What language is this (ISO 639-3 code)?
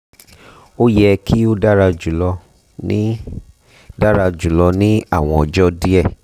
yor